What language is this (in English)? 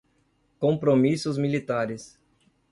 Portuguese